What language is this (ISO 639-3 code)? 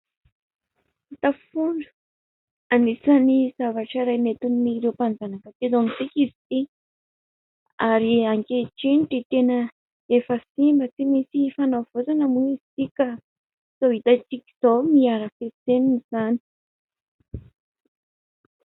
mlg